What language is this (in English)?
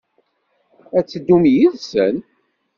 Kabyle